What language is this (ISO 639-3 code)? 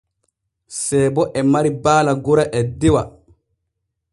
fue